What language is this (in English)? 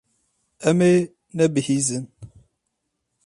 Kurdish